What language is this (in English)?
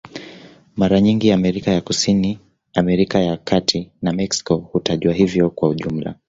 Swahili